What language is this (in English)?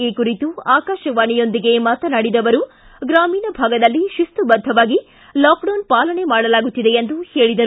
Kannada